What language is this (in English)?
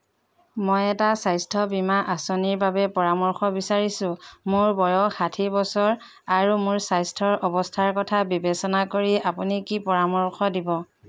Assamese